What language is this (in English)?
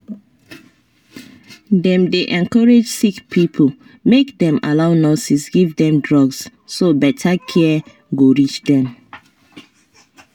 Nigerian Pidgin